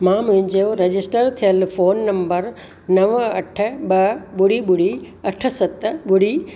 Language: Sindhi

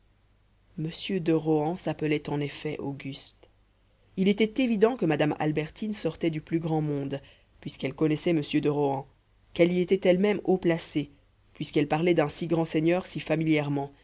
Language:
French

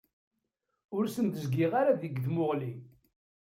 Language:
Kabyle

